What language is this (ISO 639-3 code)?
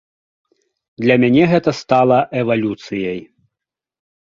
bel